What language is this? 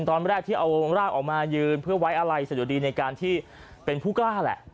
Thai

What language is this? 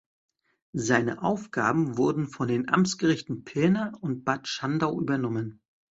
German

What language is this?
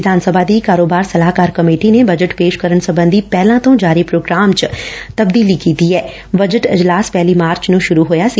Punjabi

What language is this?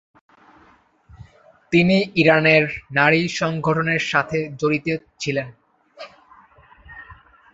Bangla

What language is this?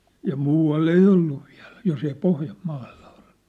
Finnish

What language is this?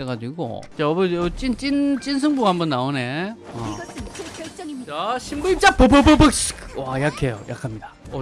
Korean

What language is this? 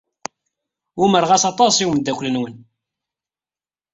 Kabyle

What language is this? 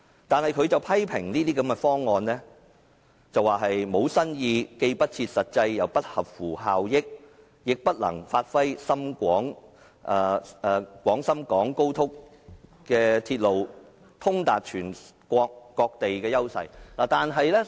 Cantonese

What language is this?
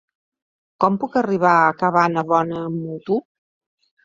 Catalan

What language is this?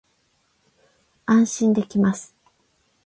Japanese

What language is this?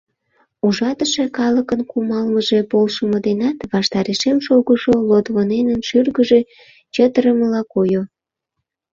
Mari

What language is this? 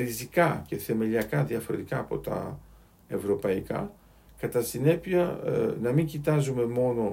Greek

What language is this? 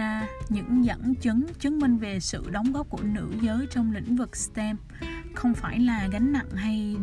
Vietnamese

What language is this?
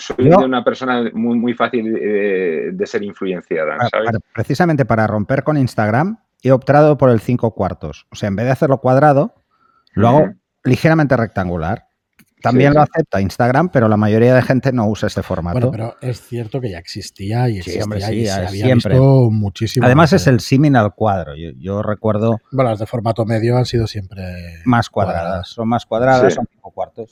Spanish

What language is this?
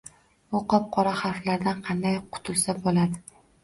Uzbek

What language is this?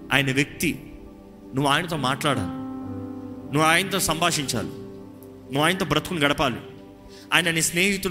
Telugu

